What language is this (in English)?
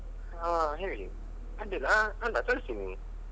Kannada